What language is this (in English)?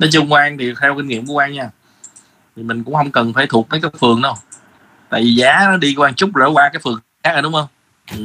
Vietnamese